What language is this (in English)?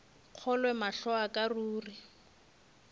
Northern Sotho